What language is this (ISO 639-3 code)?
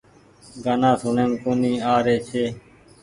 gig